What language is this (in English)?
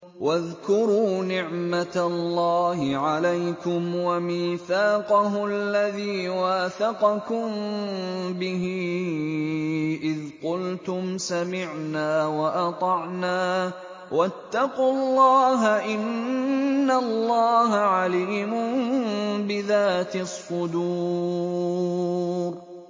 Arabic